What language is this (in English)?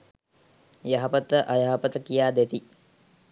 Sinhala